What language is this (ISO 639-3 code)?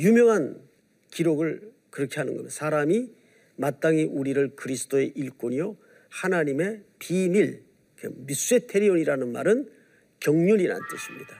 kor